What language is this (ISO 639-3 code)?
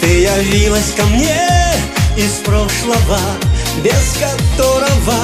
rus